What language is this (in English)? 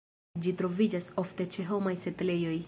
Esperanto